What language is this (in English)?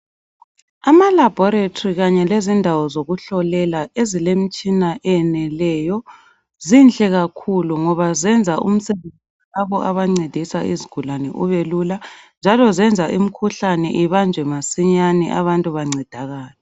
North Ndebele